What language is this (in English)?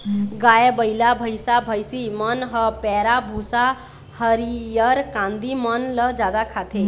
Chhattisgarhi